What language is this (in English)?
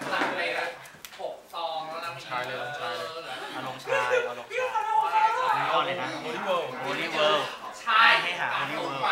Thai